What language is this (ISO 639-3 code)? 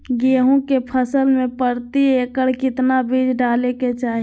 mag